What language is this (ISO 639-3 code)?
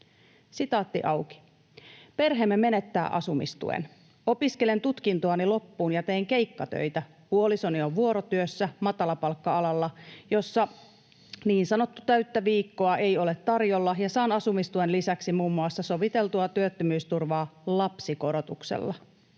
fin